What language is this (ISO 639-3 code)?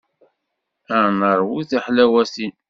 kab